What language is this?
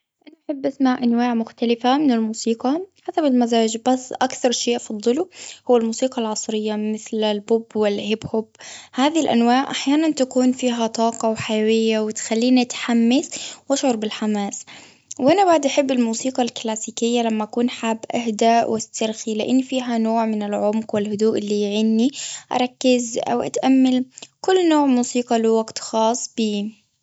Gulf Arabic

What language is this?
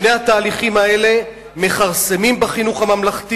Hebrew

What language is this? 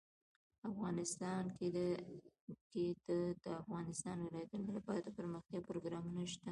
Pashto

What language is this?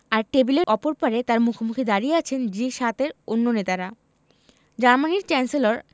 Bangla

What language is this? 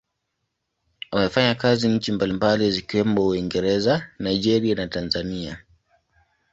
Swahili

